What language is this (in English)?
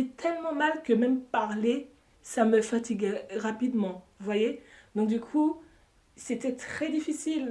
French